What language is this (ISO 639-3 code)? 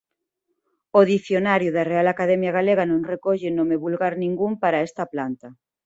glg